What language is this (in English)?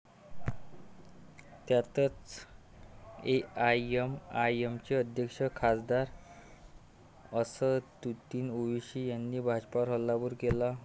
Marathi